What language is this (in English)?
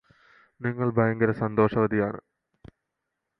Malayalam